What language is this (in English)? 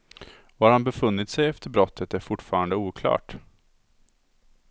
Swedish